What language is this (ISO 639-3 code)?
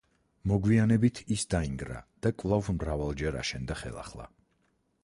kat